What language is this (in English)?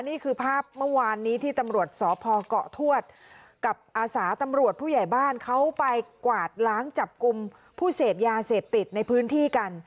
Thai